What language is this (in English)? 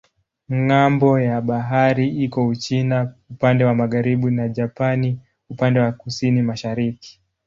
Swahili